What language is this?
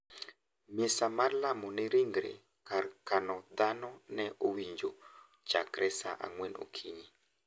Luo (Kenya and Tanzania)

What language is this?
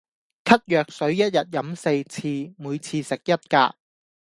Cantonese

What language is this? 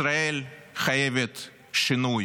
Hebrew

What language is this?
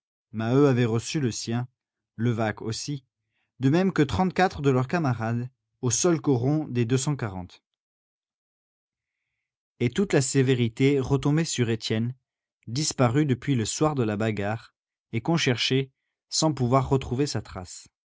French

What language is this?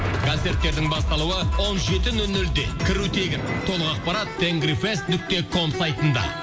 Kazakh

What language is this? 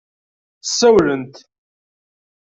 Kabyle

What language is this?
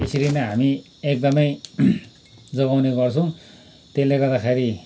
Nepali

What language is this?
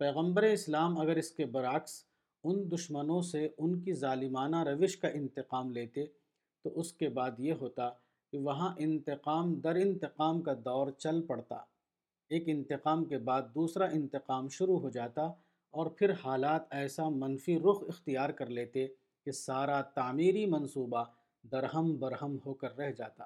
Urdu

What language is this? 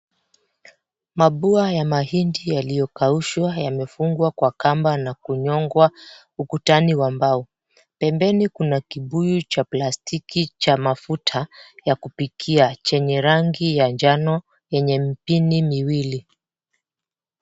Swahili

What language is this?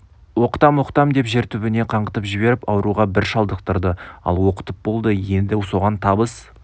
Kazakh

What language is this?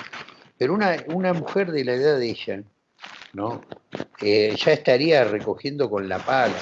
Spanish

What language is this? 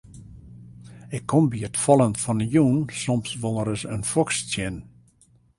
Western Frisian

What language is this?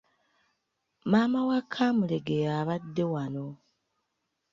Ganda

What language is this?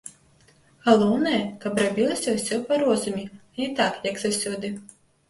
Belarusian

